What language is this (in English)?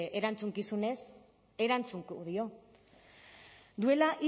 Basque